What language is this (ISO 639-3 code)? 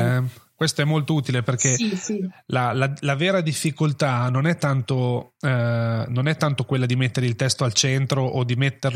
ita